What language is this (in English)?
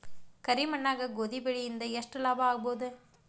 Kannada